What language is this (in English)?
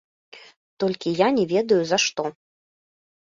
Belarusian